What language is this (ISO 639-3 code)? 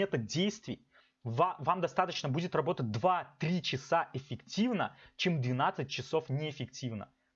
rus